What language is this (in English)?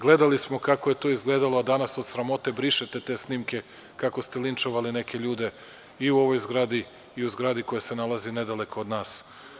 Serbian